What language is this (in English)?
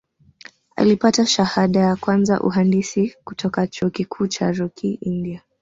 Swahili